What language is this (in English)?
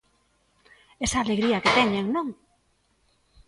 Galician